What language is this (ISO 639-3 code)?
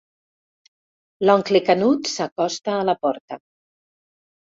cat